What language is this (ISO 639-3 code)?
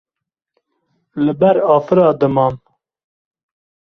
kur